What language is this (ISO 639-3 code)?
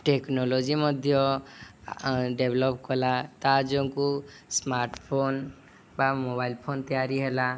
ori